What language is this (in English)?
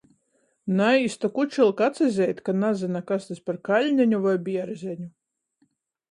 Latgalian